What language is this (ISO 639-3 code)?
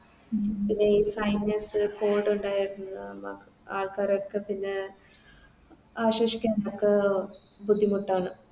mal